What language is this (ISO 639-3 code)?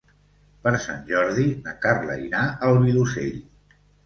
cat